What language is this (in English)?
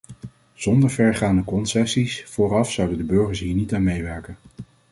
Dutch